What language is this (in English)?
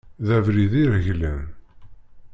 Kabyle